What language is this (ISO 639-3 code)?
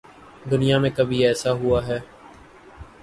urd